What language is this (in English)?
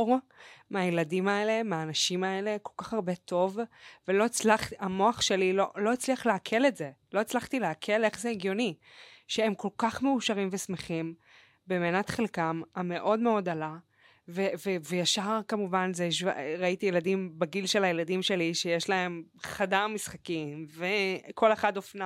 Hebrew